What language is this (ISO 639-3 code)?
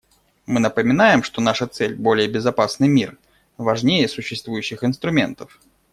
rus